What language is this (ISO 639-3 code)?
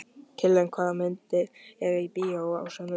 isl